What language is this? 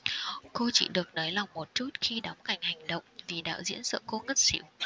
Vietnamese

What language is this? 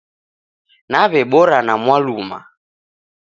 Taita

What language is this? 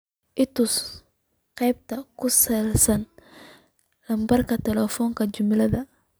Somali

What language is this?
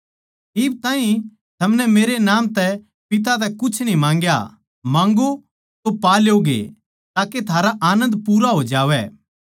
Haryanvi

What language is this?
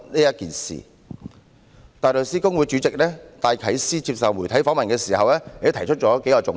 Cantonese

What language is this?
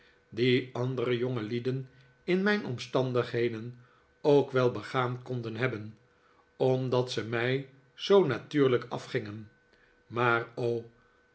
Dutch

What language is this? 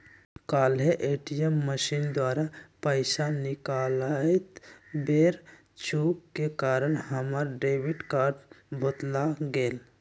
Magahi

